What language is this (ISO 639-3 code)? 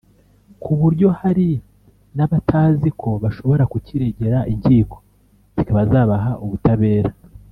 kin